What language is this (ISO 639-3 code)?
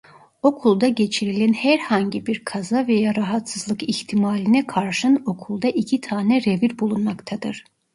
tur